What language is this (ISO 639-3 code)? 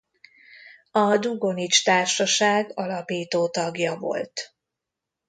hun